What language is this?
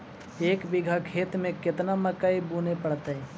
Magahi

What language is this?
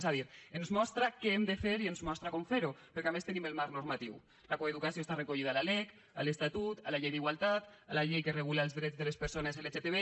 Catalan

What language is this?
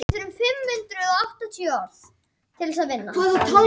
Icelandic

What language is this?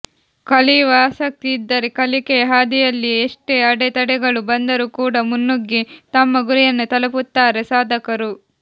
Kannada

